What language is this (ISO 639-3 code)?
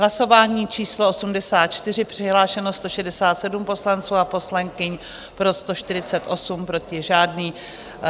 ces